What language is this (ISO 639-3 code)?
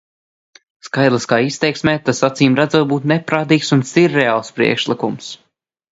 lav